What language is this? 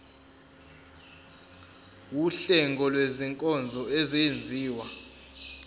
Zulu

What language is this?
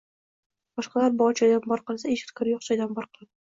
Uzbek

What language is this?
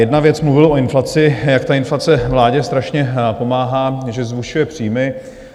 Czech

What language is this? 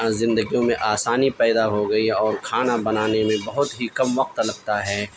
Urdu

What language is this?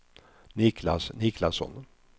Swedish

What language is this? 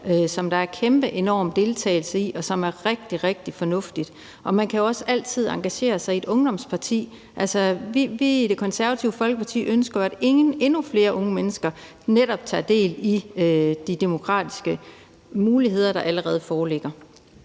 Danish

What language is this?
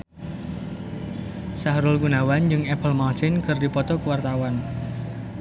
Sundanese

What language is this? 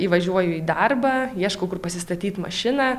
Lithuanian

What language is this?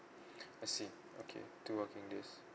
English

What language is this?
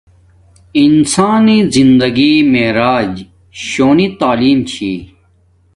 Domaaki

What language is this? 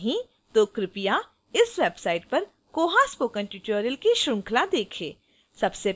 Hindi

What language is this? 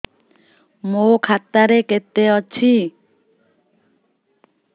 Odia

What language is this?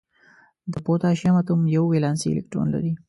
Pashto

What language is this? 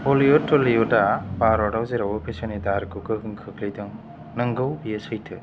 Bodo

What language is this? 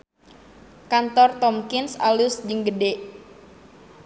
Sundanese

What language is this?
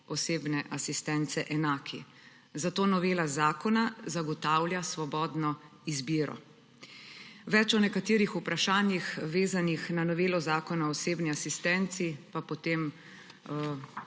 Slovenian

